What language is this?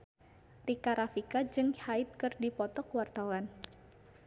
Sundanese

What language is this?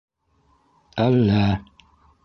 Bashkir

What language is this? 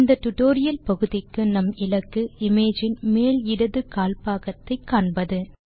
Tamil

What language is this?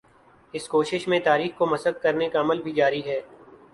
Urdu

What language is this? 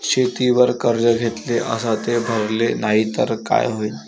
Marathi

